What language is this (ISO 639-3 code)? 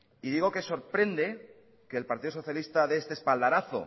spa